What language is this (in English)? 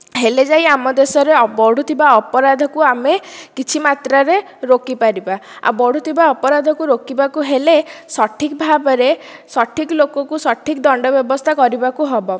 Odia